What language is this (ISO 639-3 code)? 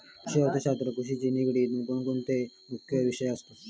mar